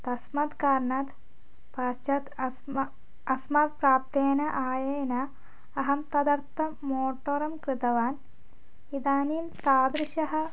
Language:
Sanskrit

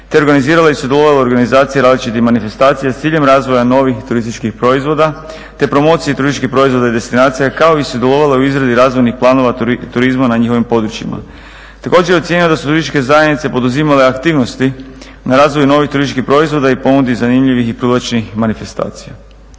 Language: Croatian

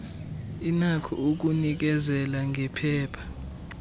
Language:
Xhosa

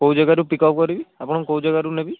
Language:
Odia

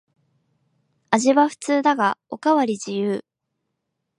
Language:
Japanese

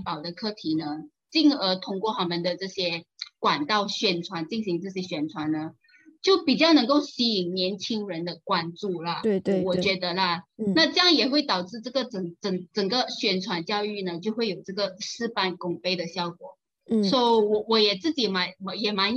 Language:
Chinese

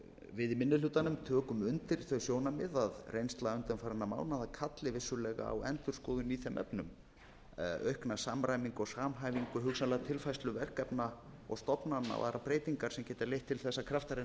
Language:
Icelandic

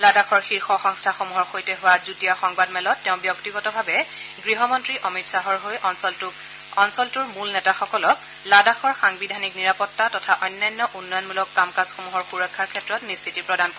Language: Assamese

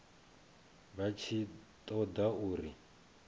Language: Venda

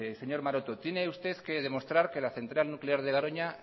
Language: Spanish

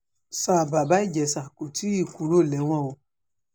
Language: Yoruba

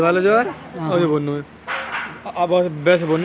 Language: Hindi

